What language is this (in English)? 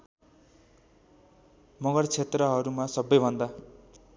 Nepali